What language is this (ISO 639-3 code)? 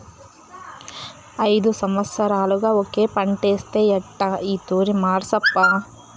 tel